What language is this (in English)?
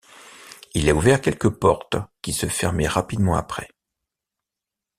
French